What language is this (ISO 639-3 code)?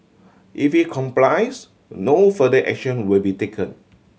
eng